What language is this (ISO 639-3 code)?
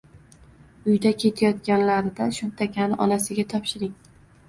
uzb